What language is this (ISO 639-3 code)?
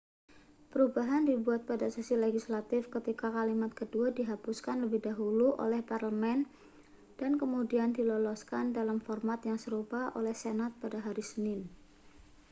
ind